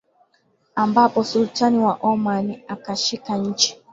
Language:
Swahili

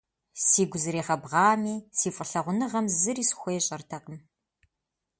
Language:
Kabardian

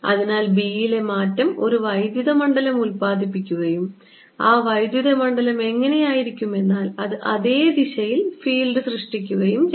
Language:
Malayalam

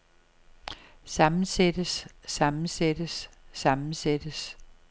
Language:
Danish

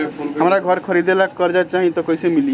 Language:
Bhojpuri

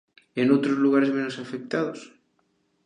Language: Galician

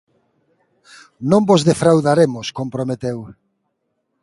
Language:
Galician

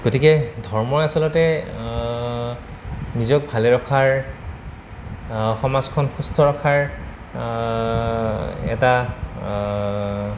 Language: Assamese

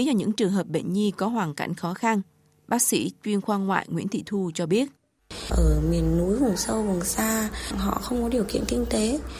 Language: Vietnamese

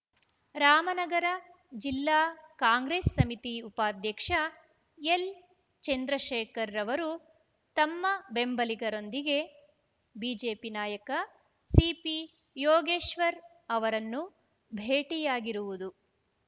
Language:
Kannada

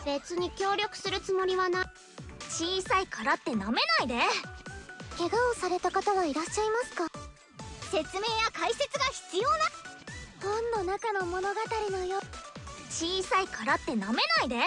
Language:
Japanese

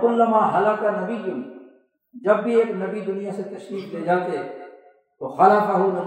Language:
Urdu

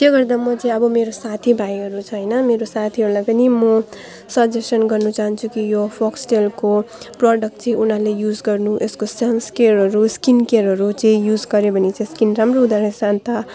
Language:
Nepali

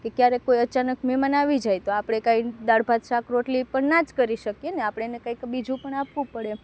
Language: Gujarati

